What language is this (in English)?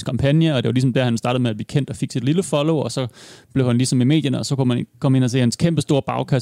Danish